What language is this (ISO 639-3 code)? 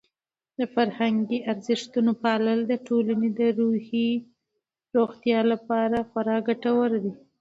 pus